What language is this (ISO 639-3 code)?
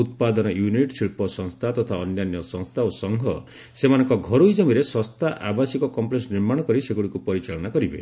ori